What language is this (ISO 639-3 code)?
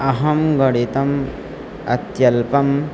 san